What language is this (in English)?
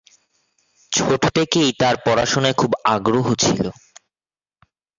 Bangla